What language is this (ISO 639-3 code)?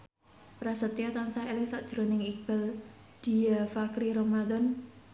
jav